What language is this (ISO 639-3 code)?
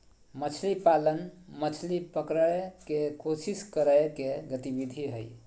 mag